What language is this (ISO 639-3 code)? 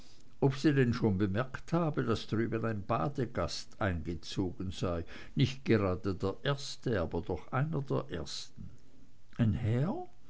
deu